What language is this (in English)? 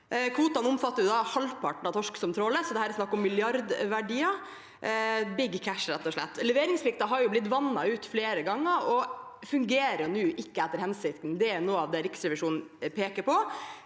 Norwegian